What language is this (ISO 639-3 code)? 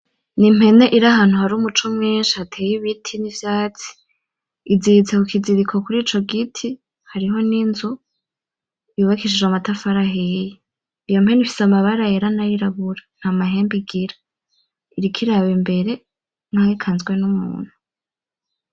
run